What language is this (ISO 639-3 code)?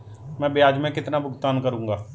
hin